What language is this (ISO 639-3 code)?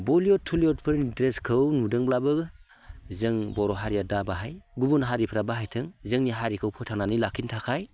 brx